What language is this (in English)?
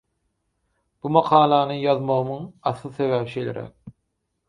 Turkmen